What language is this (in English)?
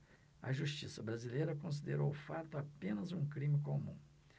Portuguese